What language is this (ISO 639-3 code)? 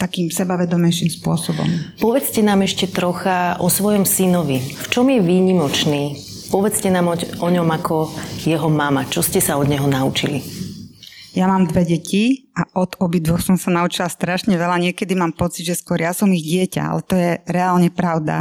slk